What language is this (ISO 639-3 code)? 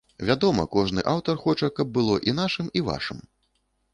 bel